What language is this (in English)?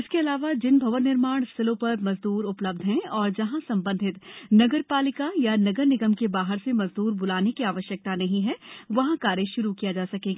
Hindi